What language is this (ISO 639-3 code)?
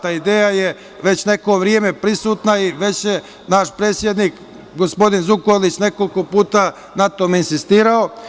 srp